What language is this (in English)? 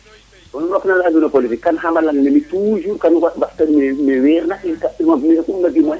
Serer